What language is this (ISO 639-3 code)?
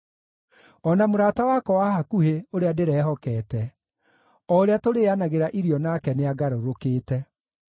kik